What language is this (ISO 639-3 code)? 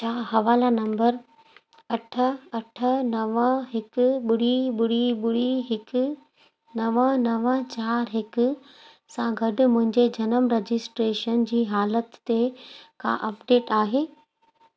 snd